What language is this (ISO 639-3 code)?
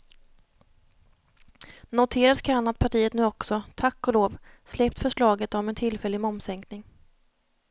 swe